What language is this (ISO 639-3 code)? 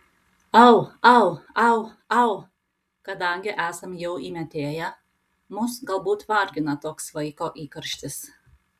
lit